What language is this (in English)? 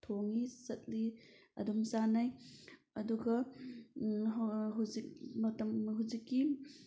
Manipuri